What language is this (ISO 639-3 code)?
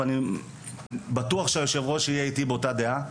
heb